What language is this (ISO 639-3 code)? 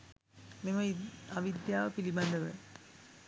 sin